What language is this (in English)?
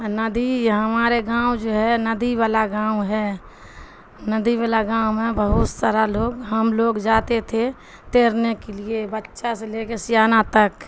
Urdu